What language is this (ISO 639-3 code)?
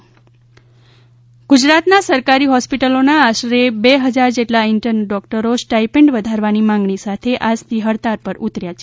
guj